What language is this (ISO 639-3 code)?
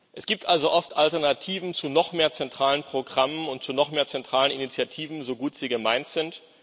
deu